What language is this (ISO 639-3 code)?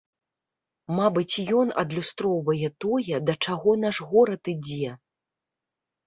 bel